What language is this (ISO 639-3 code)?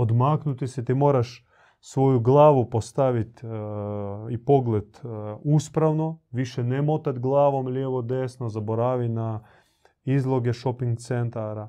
hrv